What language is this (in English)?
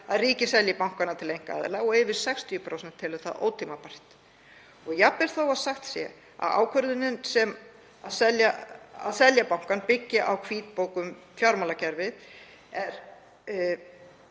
Icelandic